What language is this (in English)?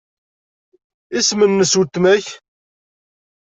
Kabyle